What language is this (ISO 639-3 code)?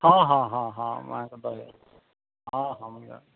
ori